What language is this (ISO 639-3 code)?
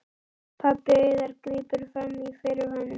isl